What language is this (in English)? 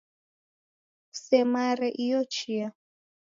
Taita